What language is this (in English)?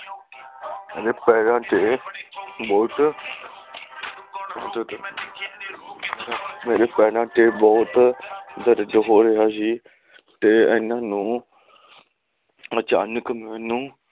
Punjabi